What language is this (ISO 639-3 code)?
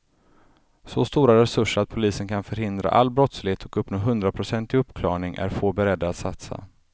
swe